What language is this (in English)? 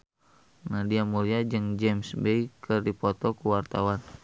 Sundanese